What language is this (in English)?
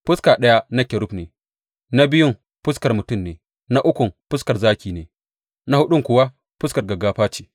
Hausa